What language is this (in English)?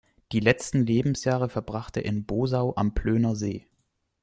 German